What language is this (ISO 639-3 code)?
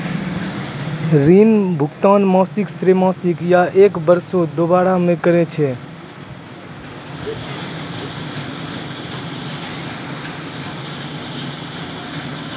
mai